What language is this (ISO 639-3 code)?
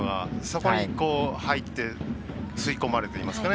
jpn